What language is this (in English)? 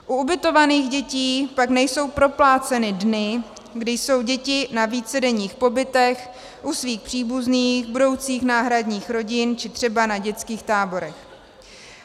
Czech